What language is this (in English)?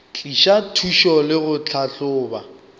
Northern Sotho